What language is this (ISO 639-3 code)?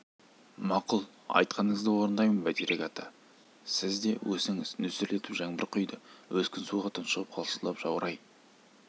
kaz